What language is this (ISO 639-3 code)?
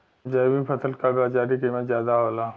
bho